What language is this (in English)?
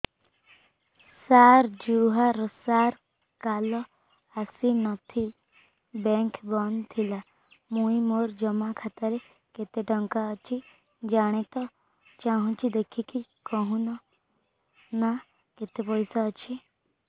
Odia